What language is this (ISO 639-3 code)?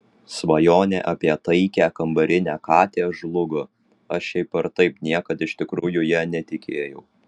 lit